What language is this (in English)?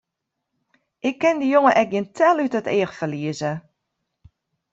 Western Frisian